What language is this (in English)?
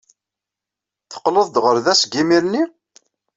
Kabyle